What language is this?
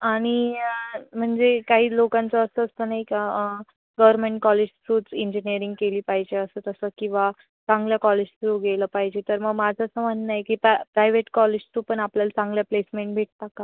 Marathi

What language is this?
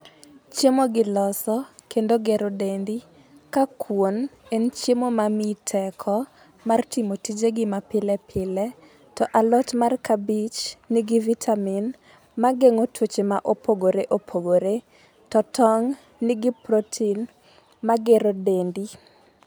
Luo (Kenya and Tanzania)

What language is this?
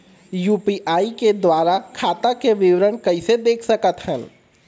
Chhattisgarhi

